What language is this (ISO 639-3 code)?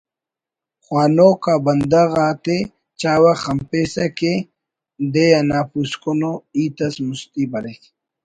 brh